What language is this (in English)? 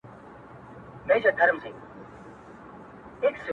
Pashto